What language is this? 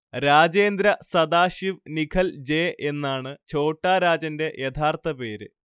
Malayalam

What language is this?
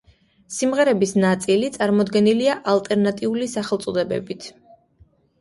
Georgian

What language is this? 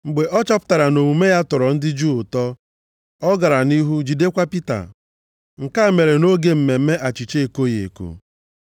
Igbo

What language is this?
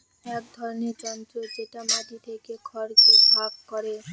Bangla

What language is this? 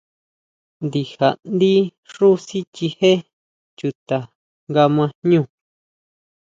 Huautla Mazatec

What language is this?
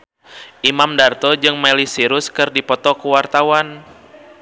Sundanese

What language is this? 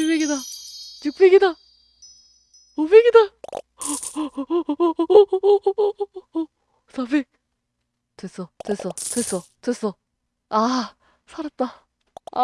Korean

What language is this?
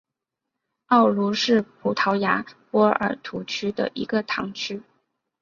Chinese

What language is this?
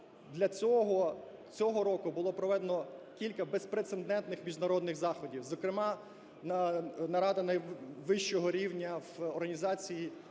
Ukrainian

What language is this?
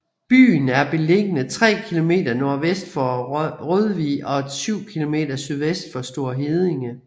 Danish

